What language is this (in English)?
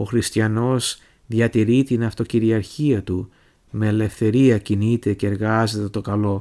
Greek